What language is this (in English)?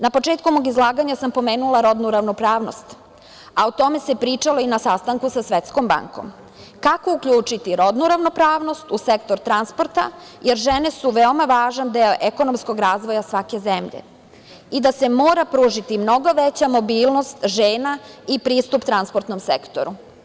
Serbian